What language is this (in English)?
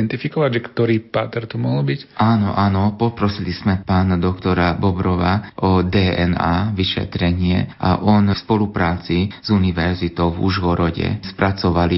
Slovak